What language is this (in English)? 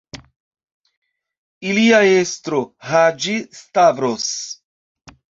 Esperanto